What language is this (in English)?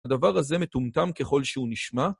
Hebrew